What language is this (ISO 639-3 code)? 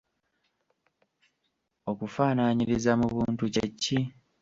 lug